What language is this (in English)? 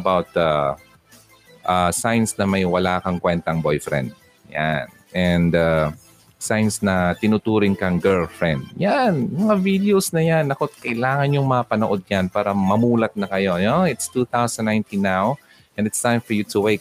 Filipino